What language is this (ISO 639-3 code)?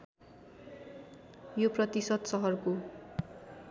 nep